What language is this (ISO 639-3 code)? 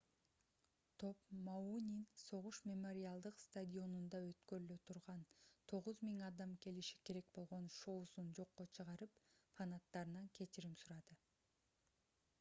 kir